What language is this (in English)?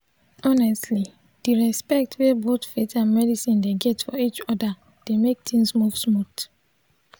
Nigerian Pidgin